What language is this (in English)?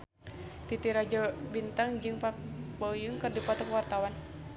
Sundanese